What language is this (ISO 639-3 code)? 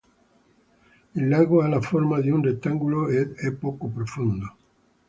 ita